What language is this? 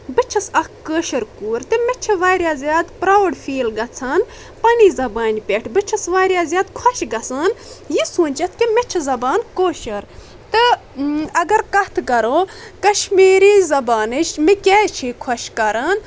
Kashmiri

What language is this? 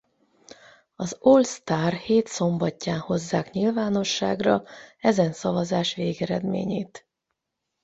Hungarian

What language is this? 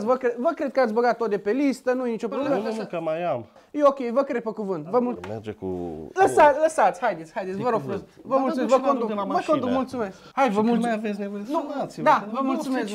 Romanian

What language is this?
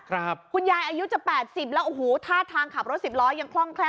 Thai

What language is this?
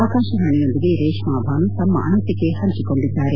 Kannada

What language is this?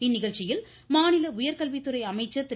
Tamil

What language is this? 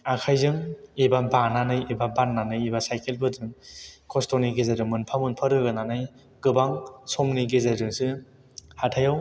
Bodo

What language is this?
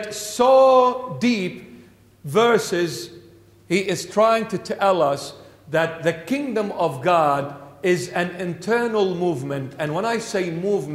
English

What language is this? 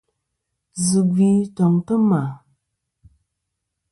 Kom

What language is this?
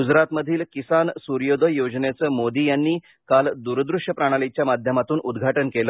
Marathi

